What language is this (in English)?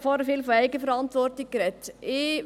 Swiss German